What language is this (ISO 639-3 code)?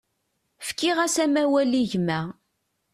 kab